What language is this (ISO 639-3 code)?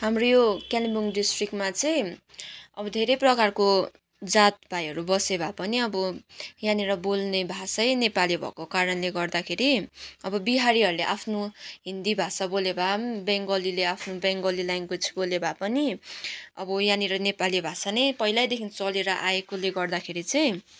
nep